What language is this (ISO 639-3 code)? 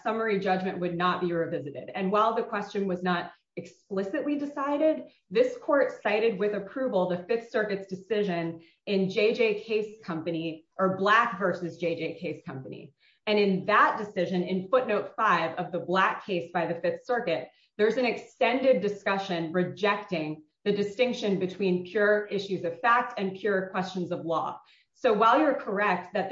eng